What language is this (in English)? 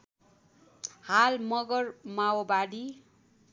Nepali